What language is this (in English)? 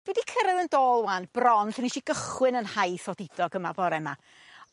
Welsh